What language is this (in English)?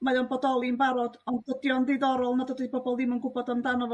Welsh